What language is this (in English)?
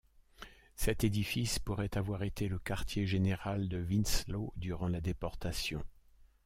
French